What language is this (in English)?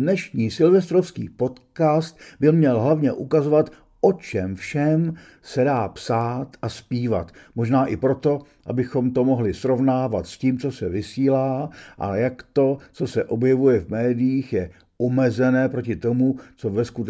Czech